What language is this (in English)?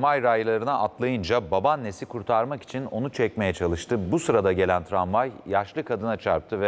Turkish